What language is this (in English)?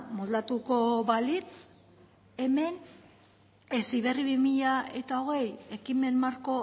Basque